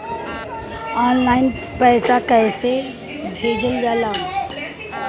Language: Bhojpuri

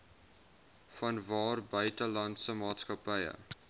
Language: Afrikaans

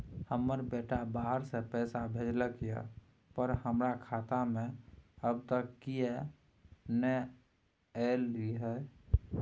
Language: Maithili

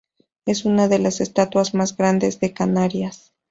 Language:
Spanish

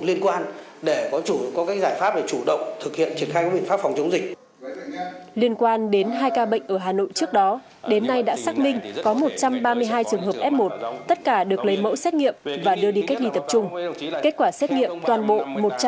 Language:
Vietnamese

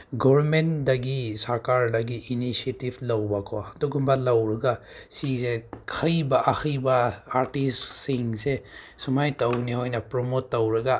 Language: Manipuri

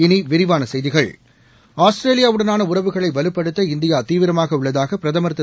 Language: Tamil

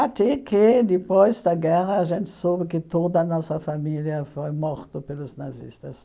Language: Portuguese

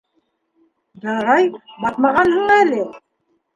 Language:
Bashkir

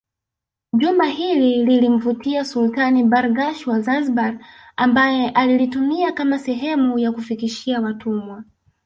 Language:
Swahili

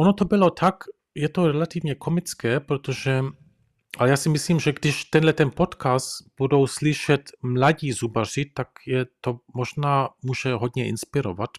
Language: Czech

